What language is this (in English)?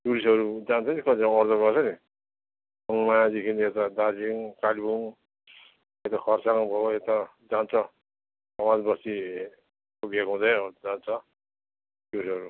Nepali